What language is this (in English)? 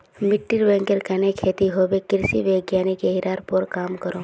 Magahi